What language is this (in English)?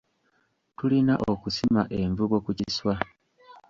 Ganda